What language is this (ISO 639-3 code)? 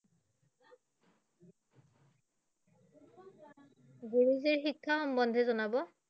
asm